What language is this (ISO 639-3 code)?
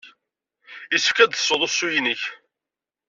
kab